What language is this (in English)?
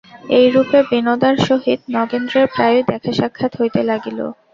Bangla